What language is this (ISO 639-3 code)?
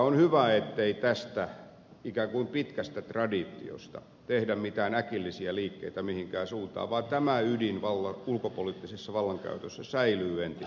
fin